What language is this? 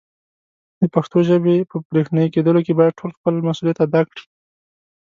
Pashto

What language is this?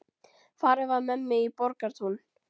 Icelandic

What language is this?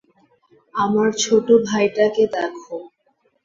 Bangla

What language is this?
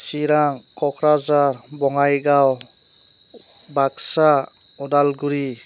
Bodo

